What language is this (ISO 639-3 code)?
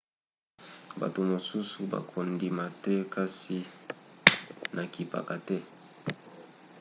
lin